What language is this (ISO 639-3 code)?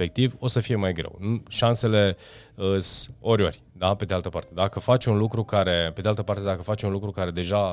ron